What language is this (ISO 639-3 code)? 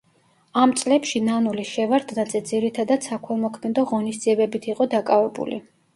kat